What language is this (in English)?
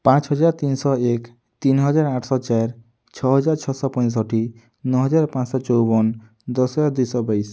Odia